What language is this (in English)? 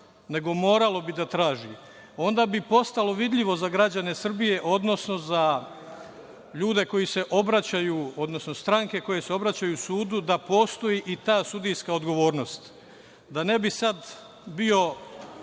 Serbian